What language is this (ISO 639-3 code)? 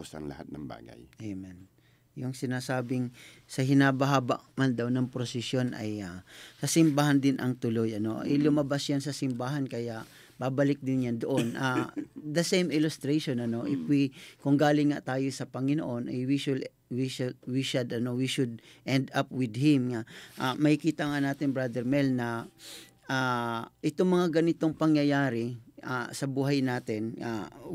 fil